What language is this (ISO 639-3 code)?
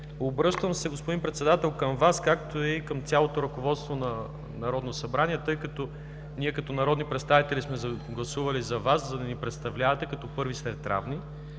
bul